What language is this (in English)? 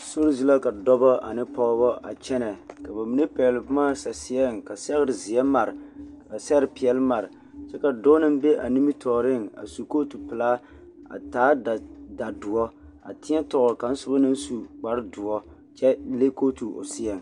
Southern Dagaare